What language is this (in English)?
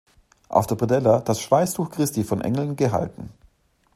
German